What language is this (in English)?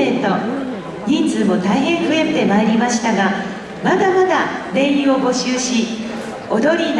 Japanese